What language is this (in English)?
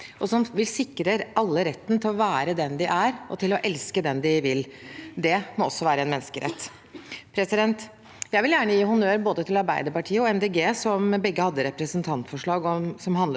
Norwegian